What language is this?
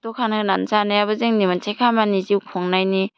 Bodo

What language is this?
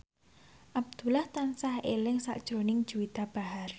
Javanese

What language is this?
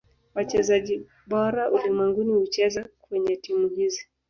Swahili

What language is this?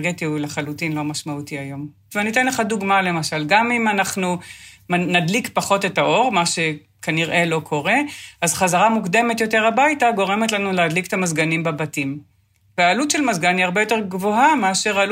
Hebrew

